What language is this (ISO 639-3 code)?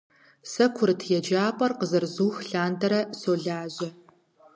kbd